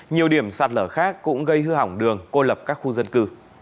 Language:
Vietnamese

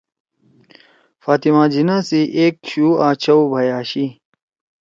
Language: Torwali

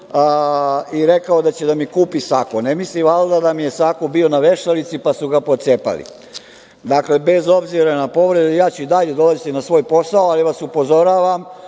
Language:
Serbian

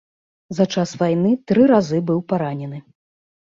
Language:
Belarusian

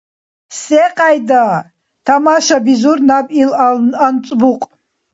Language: Dargwa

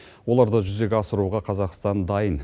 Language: Kazakh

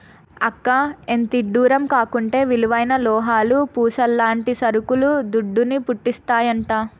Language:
Telugu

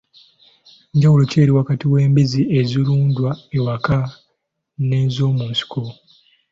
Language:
Ganda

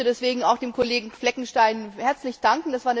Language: German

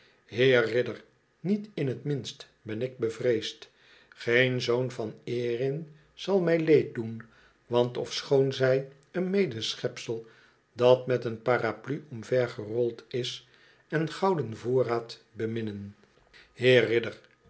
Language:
Dutch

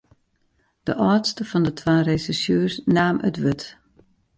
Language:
Western Frisian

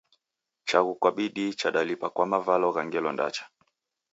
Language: Taita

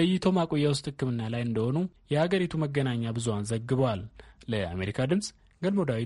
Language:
Amharic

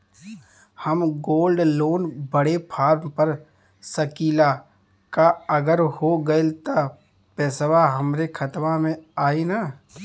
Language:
Bhojpuri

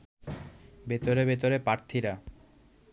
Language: Bangla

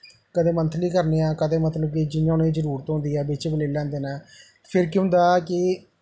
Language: Dogri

